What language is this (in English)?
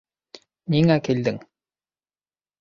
Bashkir